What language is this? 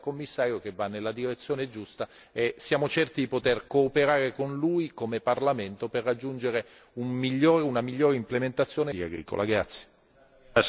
Italian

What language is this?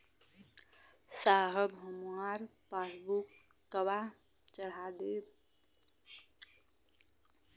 Bhojpuri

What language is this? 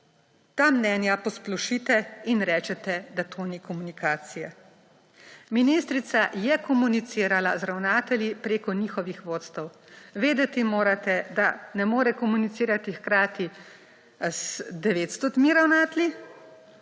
Slovenian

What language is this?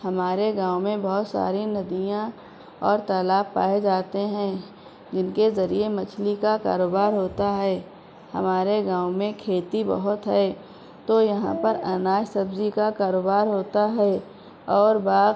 Urdu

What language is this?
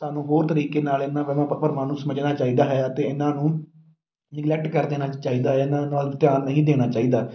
Punjabi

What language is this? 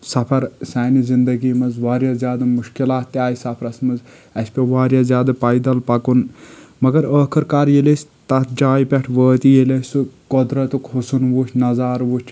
Kashmiri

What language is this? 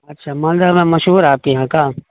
Urdu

